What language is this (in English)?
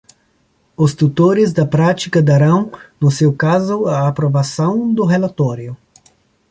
Portuguese